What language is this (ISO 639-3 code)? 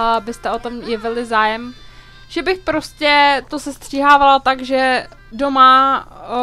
ces